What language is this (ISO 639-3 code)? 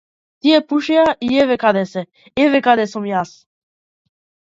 mkd